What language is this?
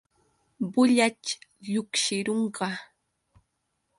Yauyos Quechua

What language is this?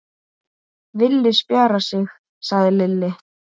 Icelandic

